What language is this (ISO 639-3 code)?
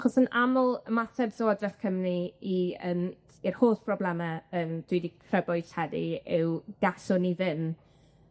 cym